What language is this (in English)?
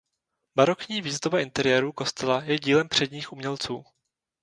Czech